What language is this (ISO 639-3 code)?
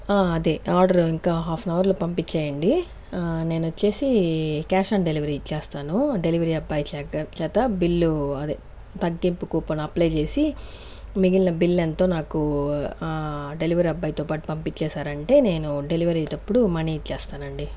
tel